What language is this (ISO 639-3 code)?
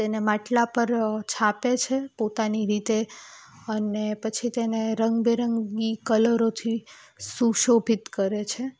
guj